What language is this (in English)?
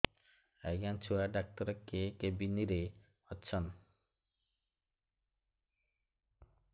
Odia